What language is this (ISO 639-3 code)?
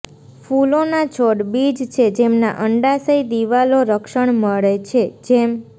guj